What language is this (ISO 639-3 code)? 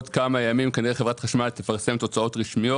heb